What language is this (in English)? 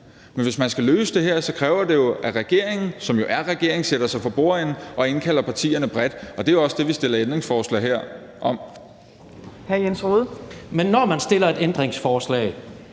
Danish